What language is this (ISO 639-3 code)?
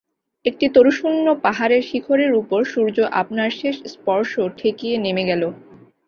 ben